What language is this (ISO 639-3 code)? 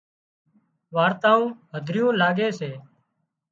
kxp